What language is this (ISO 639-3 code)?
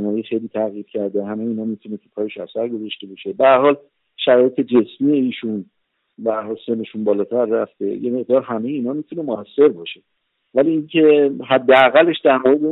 fas